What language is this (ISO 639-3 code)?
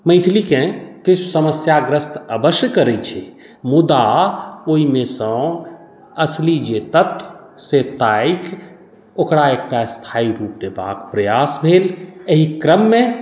mai